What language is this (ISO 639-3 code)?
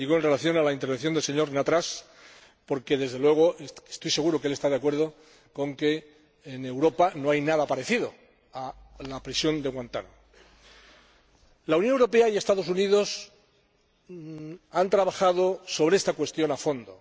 spa